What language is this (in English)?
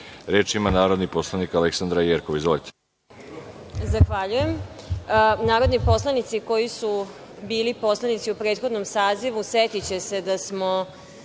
Serbian